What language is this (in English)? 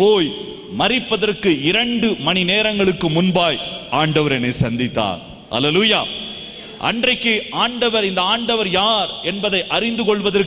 Tamil